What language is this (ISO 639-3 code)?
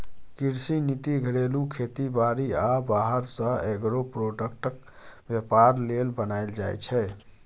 mai